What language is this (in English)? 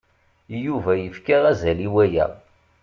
Kabyle